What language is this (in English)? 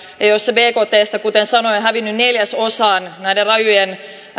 Finnish